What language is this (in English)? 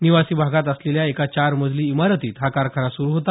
Marathi